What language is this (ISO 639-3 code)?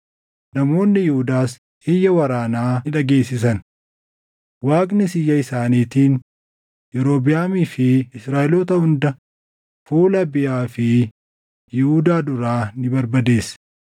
orm